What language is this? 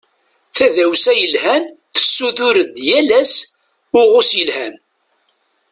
Kabyle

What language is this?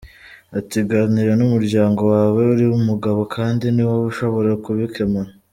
Kinyarwanda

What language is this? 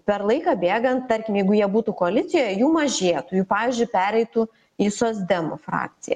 Lithuanian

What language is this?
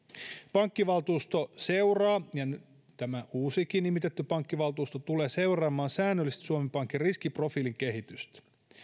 Finnish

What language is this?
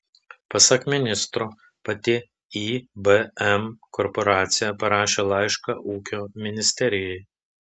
Lithuanian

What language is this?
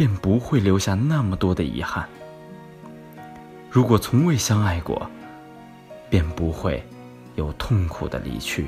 Chinese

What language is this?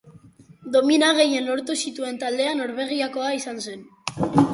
Basque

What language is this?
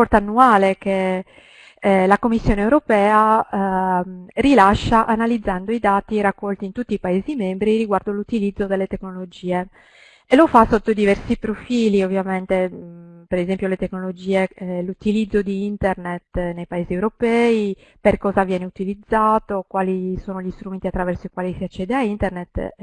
Italian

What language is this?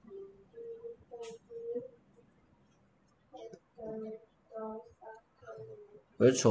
Korean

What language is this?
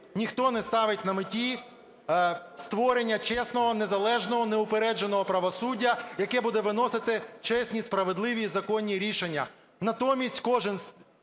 Ukrainian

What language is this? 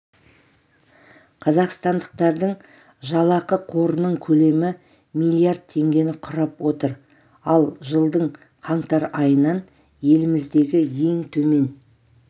Kazakh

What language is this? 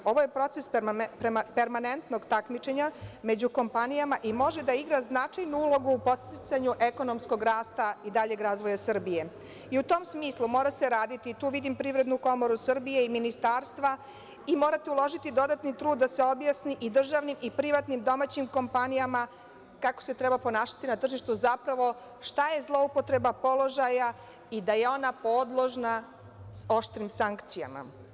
Serbian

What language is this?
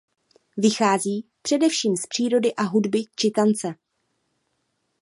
Czech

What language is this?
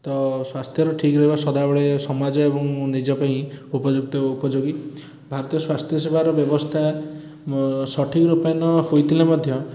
Odia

